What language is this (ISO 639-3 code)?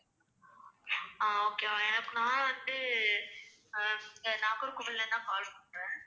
tam